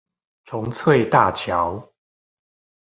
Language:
Chinese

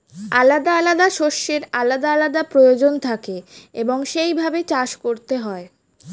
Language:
Bangla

